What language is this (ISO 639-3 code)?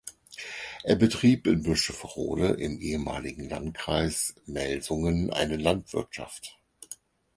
deu